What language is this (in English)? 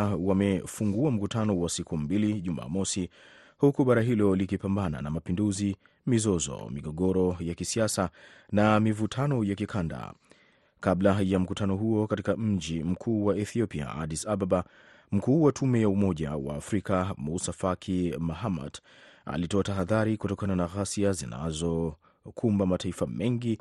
Swahili